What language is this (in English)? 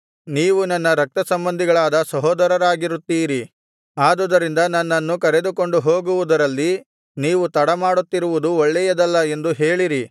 Kannada